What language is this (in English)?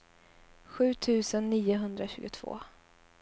Swedish